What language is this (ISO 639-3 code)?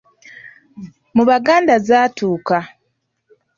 lug